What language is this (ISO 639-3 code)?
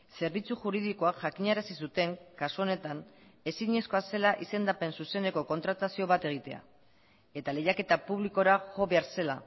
eus